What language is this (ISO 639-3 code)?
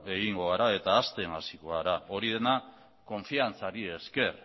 eus